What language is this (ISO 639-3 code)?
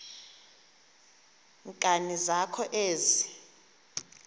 xho